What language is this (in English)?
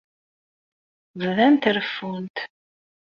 Kabyle